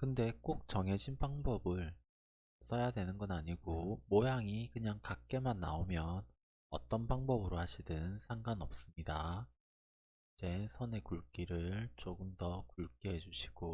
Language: Korean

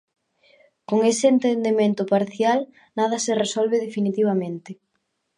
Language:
Galician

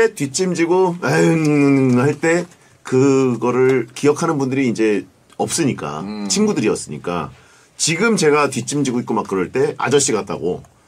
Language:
Korean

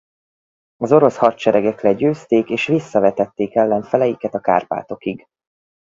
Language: Hungarian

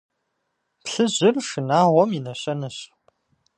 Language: Kabardian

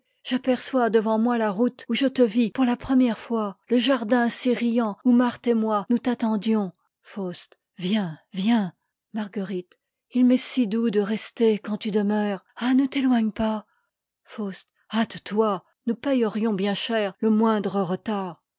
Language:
French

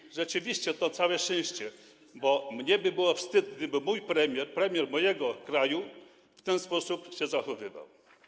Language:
Polish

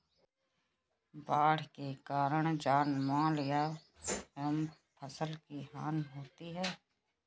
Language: Hindi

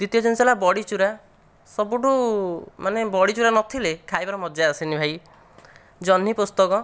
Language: Odia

